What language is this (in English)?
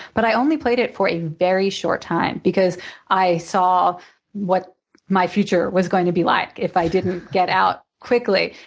English